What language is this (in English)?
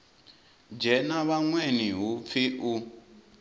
Venda